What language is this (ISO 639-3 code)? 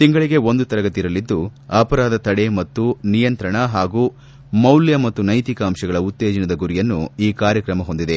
kan